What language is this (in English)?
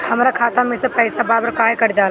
Bhojpuri